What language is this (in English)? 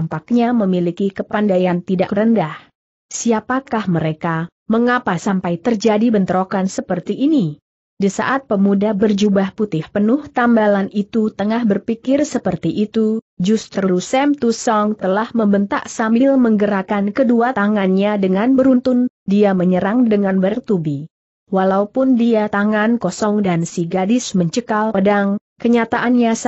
Indonesian